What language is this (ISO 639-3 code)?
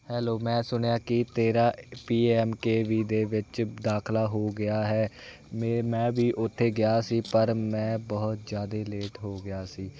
pan